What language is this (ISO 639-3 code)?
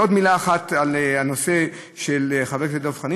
heb